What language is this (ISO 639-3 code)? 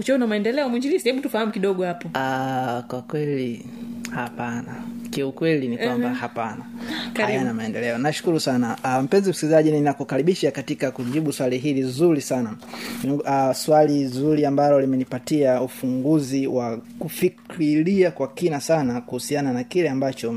swa